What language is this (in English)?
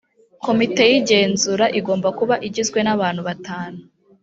Kinyarwanda